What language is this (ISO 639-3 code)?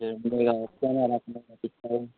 nep